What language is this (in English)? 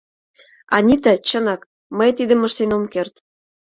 Mari